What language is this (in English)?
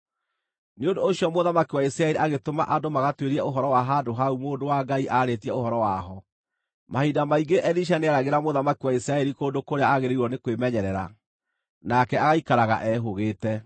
Kikuyu